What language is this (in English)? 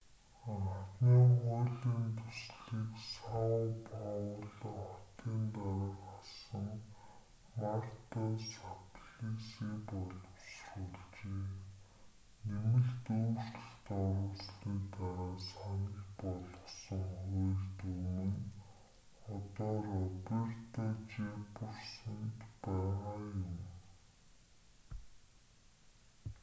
Mongolian